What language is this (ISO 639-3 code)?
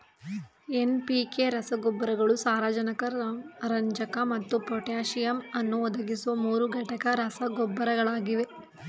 kan